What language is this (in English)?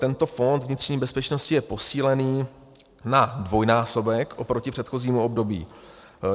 Czech